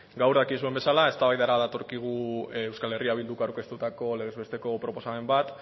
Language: Basque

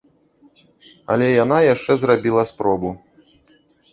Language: Belarusian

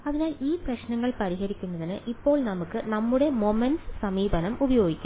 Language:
Malayalam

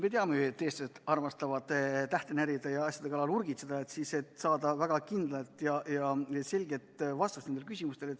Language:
Estonian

